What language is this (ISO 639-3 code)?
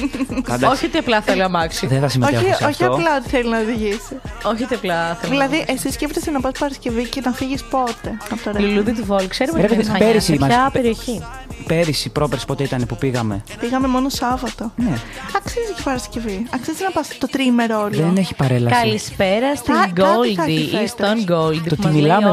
ell